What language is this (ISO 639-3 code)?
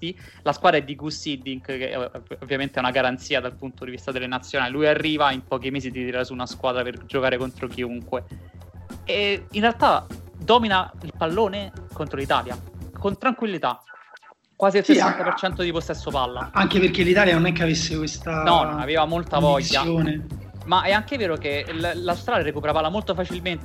ita